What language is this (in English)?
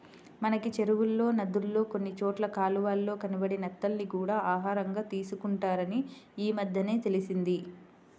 Telugu